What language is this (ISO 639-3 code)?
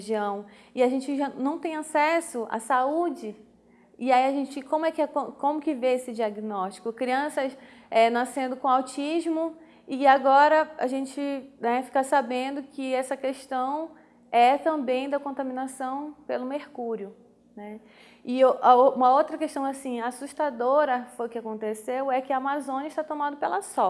por